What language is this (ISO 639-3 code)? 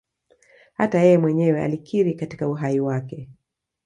swa